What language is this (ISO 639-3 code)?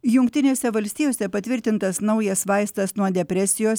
lit